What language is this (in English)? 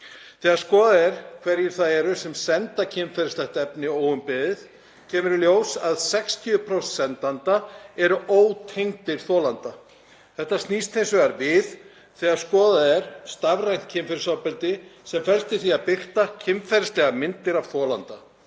Icelandic